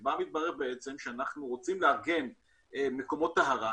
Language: Hebrew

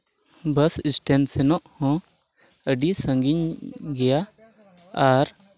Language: Santali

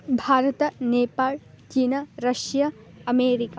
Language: Sanskrit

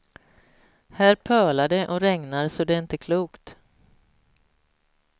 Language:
Swedish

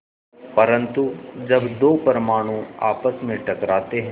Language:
Hindi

